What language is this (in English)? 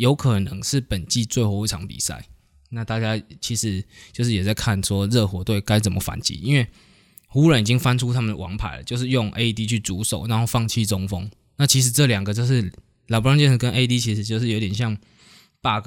Chinese